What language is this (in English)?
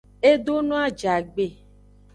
Aja (Benin)